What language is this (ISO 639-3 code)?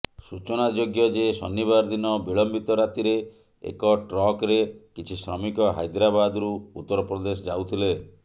ori